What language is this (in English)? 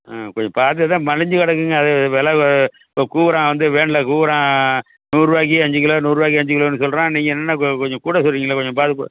Tamil